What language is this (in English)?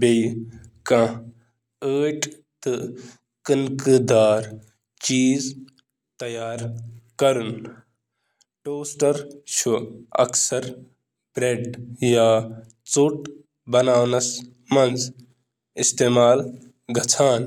Kashmiri